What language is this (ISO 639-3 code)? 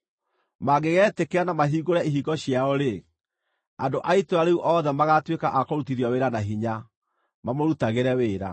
kik